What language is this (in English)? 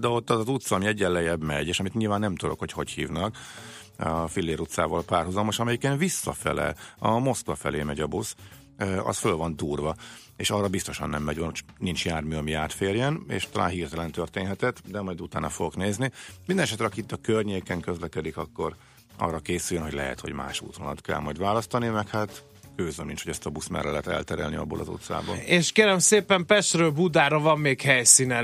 Hungarian